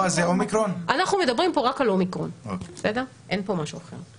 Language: Hebrew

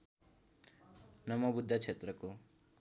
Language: Nepali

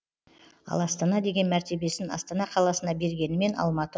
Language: Kazakh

